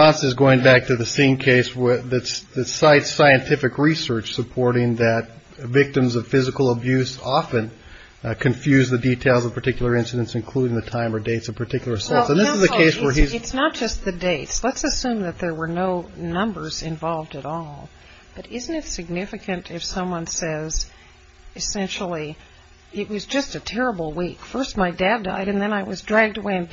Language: English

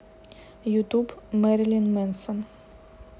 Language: Russian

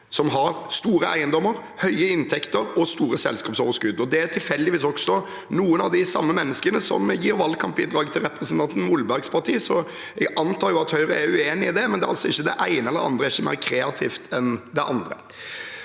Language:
Norwegian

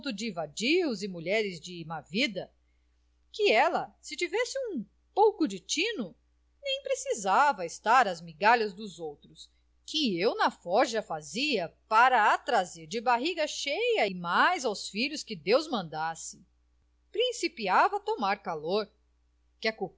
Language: Portuguese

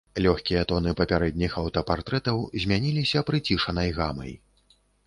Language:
Belarusian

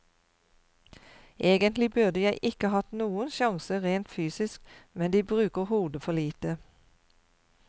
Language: Norwegian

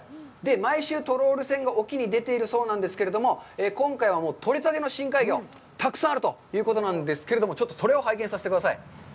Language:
Japanese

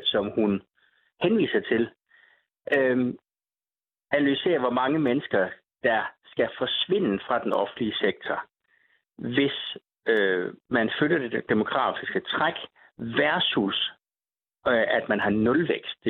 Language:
Danish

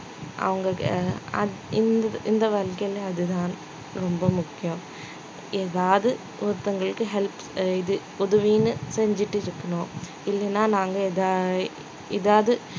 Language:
Tamil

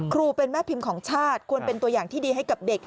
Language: Thai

